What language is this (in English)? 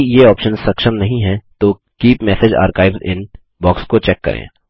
Hindi